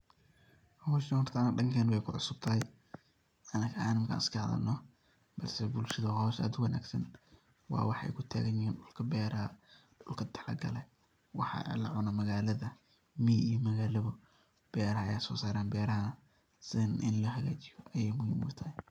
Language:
Somali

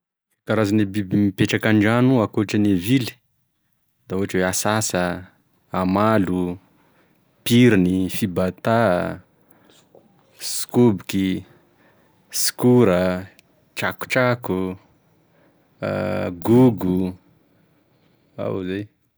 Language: Tesaka Malagasy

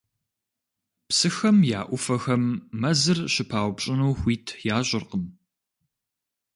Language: Kabardian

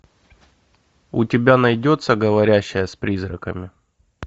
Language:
Russian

